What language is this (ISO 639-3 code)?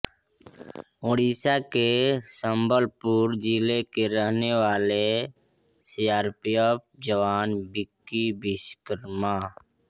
hin